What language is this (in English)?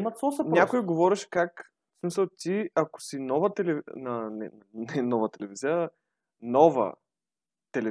Bulgarian